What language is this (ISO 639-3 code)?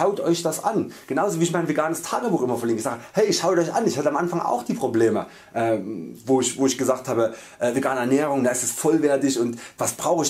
deu